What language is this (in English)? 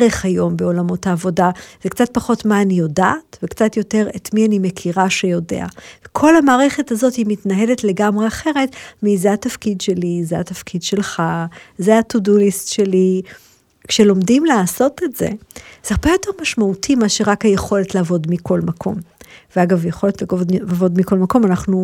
Hebrew